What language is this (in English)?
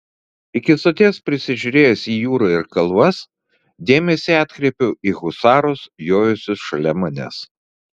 Lithuanian